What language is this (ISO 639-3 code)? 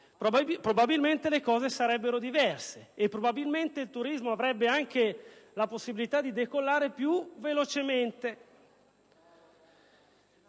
ita